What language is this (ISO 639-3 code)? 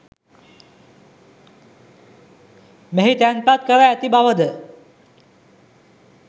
sin